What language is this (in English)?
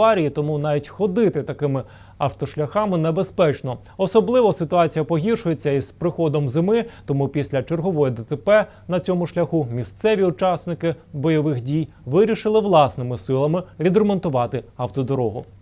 Ukrainian